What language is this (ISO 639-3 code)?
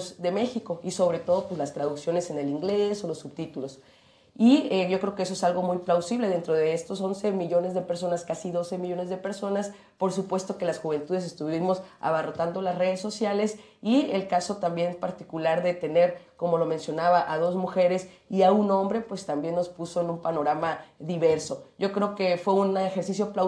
spa